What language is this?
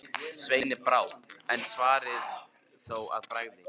Icelandic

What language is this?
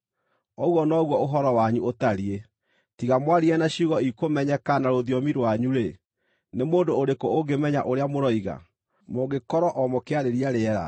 Kikuyu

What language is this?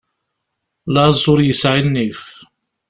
Kabyle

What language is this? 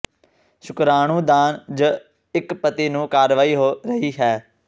Punjabi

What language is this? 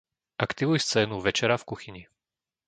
Slovak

